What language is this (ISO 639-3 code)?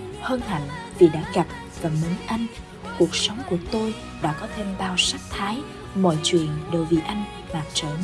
vie